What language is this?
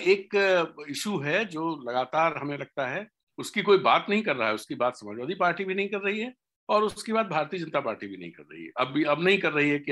Hindi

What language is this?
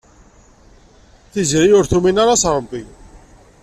Kabyle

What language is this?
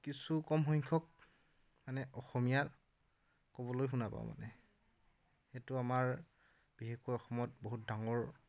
Assamese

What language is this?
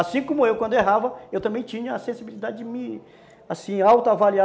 Portuguese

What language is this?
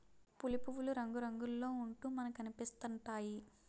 Telugu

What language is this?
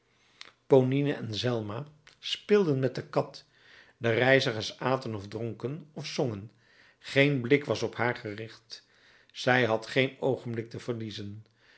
Dutch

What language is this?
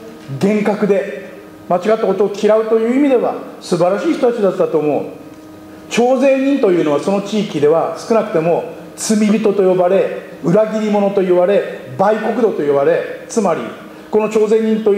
Japanese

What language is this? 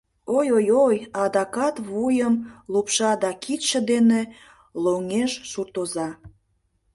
Mari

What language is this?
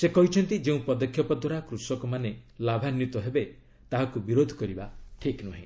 Odia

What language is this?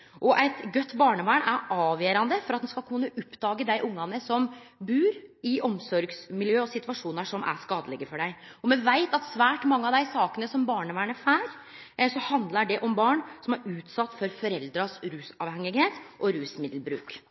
Norwegian Nynorsk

